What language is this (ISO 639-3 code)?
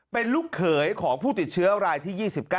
tha